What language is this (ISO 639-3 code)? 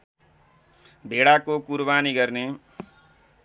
nep